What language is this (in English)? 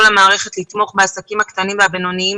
Hebrew